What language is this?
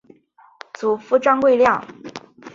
Chinese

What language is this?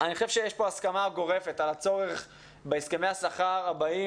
Hebrew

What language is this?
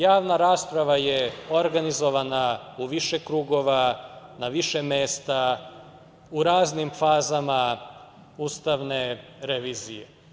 Serbian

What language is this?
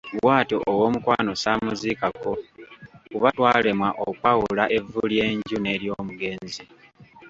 Ganda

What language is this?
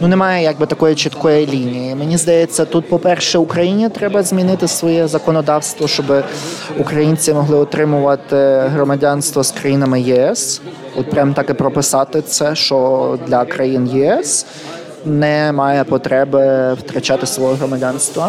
Ukrainian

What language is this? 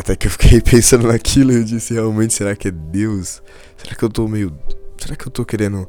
Portuguese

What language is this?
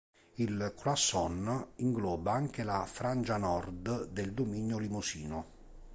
Italian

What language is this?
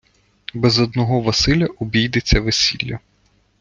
Ukrainian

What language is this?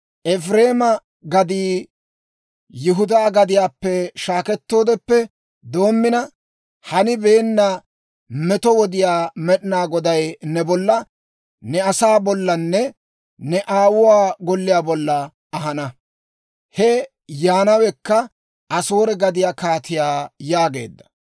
Dawro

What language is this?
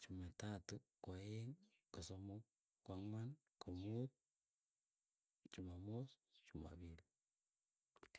Keiyo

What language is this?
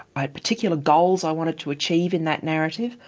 English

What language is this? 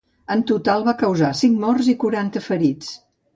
Catalan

